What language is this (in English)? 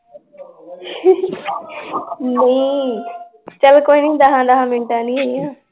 Punjabi